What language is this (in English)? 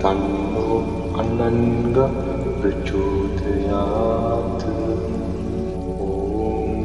Vietnamese